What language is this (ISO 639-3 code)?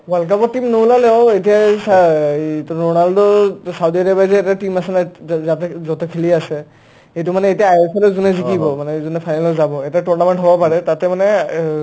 asm